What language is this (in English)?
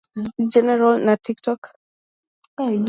English